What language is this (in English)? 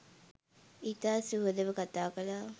Sinhala